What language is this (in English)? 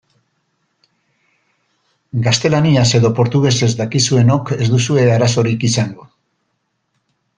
Basque